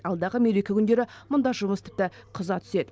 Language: Kazakh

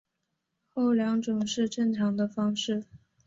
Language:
Chinese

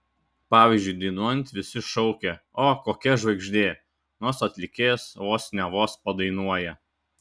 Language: Lithuanian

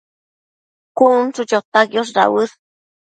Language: Matsés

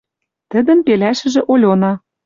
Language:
Western Mari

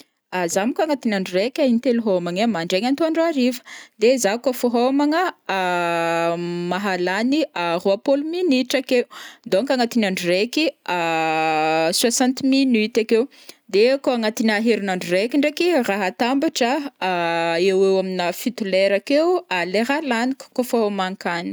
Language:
Northern Betsimisaraka Malagasy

